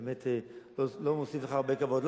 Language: Hebrew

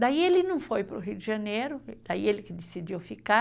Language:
Portuguese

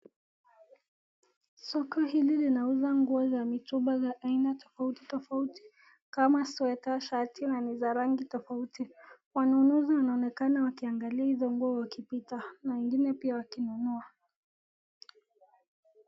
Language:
Swahili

